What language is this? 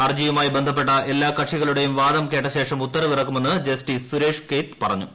Malayalam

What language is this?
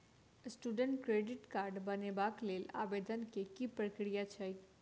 Maithili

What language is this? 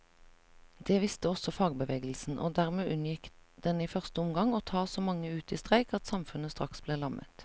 Norwegian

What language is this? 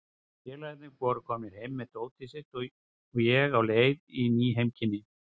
Icelandic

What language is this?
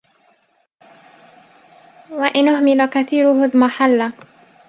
Arabic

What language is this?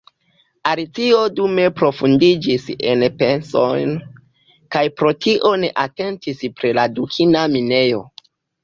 Esperanto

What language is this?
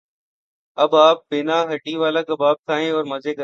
Urdu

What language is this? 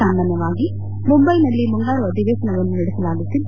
Kannada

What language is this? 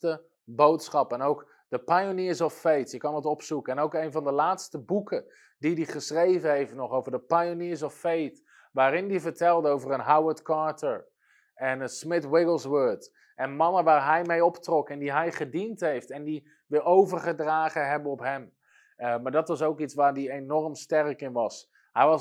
Dutch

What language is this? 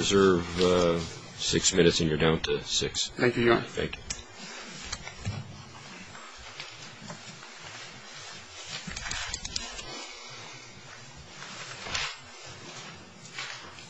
English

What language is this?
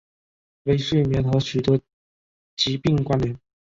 Chinese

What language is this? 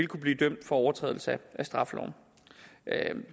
Danish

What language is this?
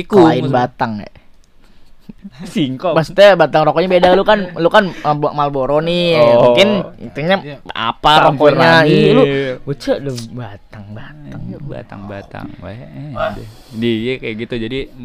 Indonesian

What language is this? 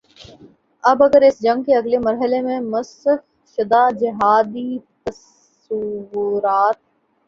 Urdu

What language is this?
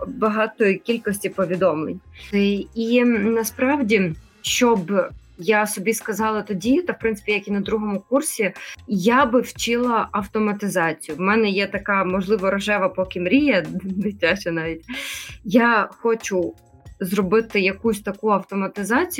Ukrainian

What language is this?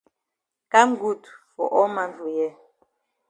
Cameroon Pidgin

